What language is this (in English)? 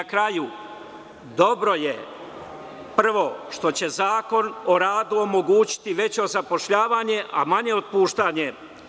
Serbian